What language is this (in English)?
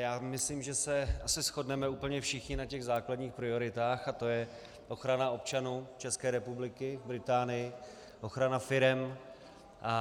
Czech